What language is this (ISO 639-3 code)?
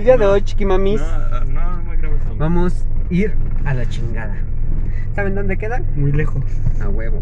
spa